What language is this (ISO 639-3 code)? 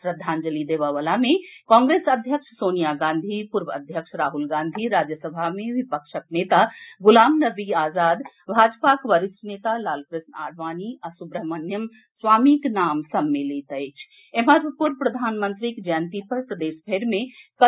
mai